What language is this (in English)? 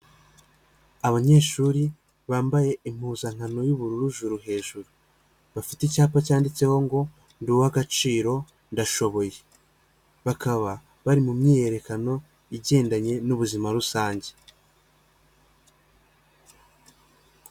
Kinyarwanda